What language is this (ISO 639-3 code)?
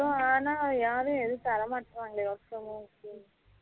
tam